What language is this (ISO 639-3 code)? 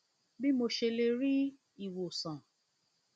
yor